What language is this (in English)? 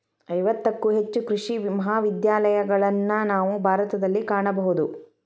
Kannada